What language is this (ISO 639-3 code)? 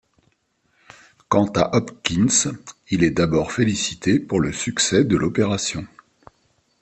fra